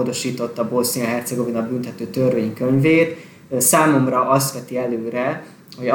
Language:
Hungarian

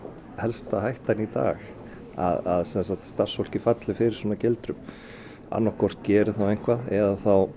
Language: Icelandic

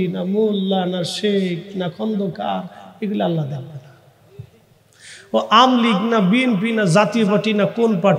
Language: Arabic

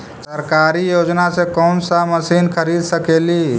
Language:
Magahi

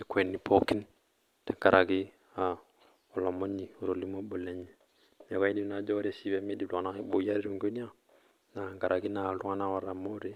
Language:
Masai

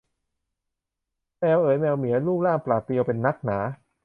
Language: Thai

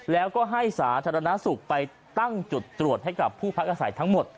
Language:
Thai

